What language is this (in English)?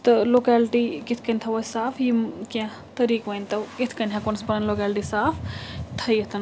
Kashmiri